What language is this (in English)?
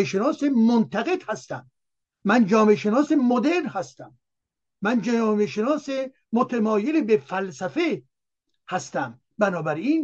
Persian